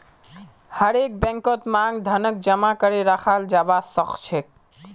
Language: Magahi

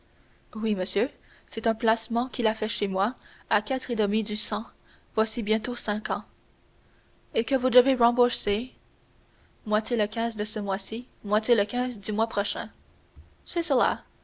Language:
French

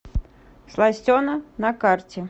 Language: Russian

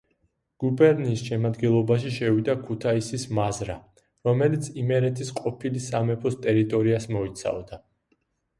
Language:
Georgian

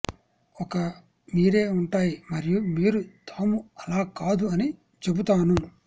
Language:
Telugu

